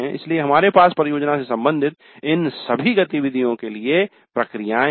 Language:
Hindi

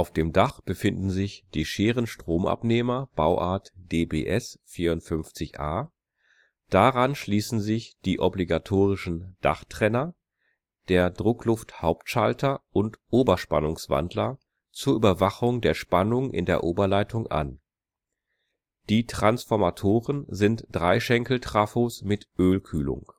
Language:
German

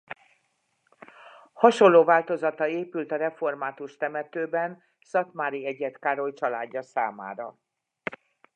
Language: Hungarian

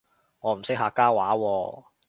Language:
Cantonese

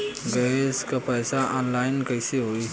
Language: Bhojpuri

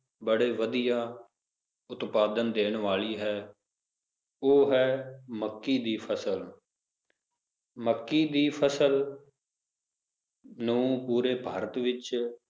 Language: Punjabi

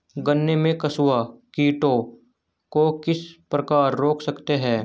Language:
Hindi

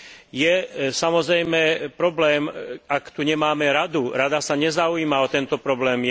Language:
Slovak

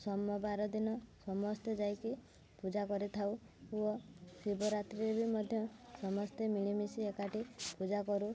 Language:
Odia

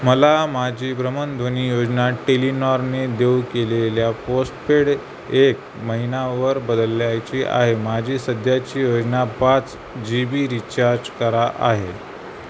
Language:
Marathi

